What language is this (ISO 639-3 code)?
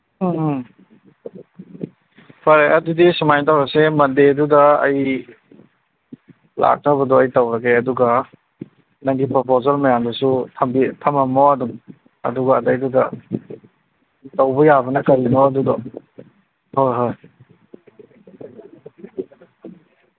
mni